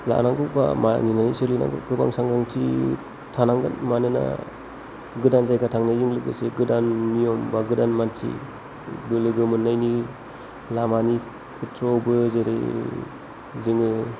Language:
Bodo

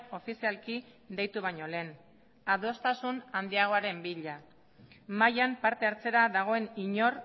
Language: Basque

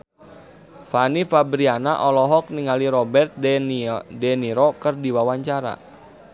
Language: Sundanese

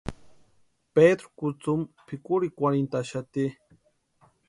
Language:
Western Highland Purepecha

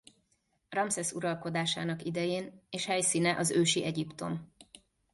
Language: Hungarian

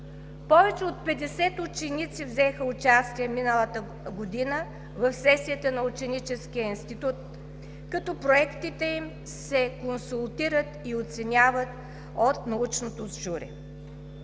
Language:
Bulgarian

